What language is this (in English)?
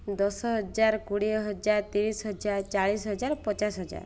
Odia